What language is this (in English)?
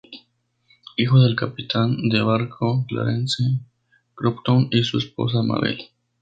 Spanish